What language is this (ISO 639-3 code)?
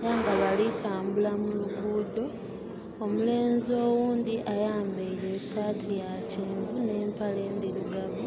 xog